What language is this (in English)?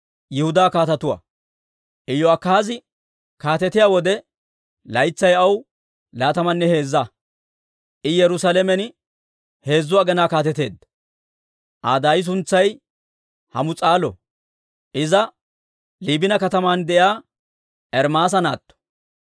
Dawro